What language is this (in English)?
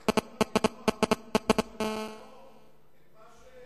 Hebrew